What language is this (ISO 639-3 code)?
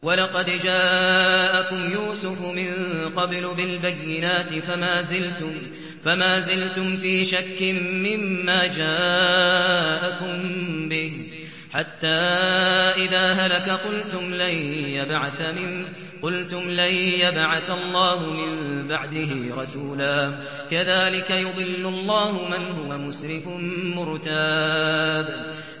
ara